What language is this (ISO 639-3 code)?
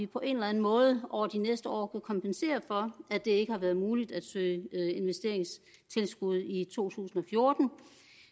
dan